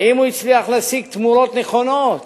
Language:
Hebrew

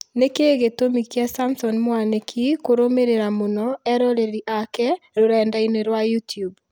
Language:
Kikuyu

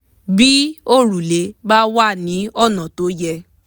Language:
Yoruba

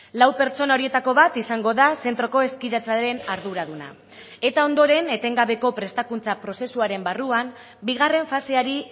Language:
Basque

